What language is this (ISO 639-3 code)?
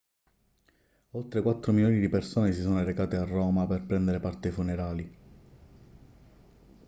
ita